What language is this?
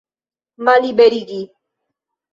Esperanto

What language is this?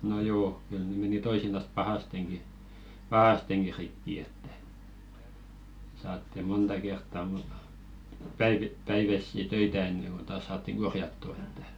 Finnish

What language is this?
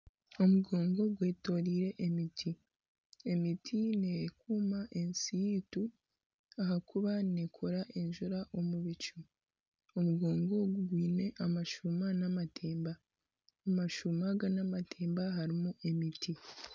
Nyankole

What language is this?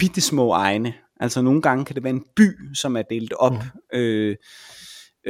Danish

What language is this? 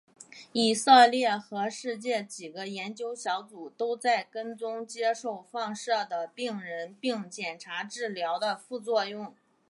Chinese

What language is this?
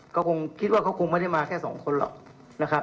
Thai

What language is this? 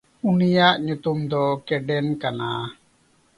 Santali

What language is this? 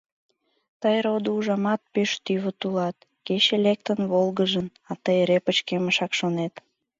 Mari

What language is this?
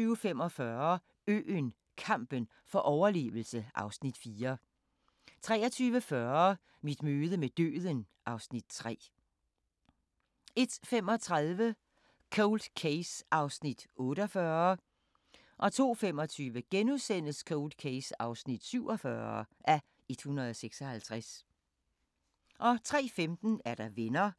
Danish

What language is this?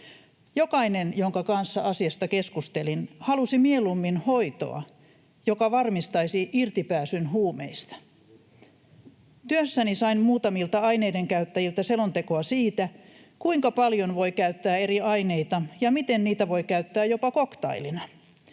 Finnish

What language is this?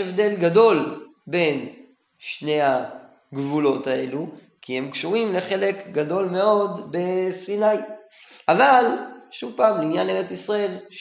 Hebrew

